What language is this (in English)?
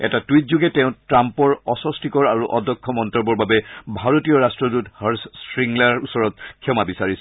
Assamese